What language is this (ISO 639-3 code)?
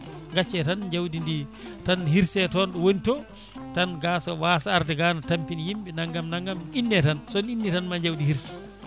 ful